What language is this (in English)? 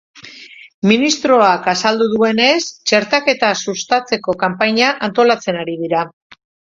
Basque